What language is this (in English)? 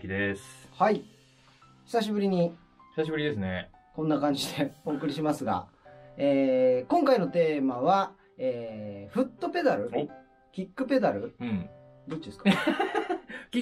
Japanese